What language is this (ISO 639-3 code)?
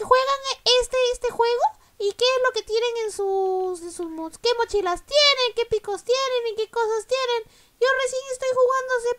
spa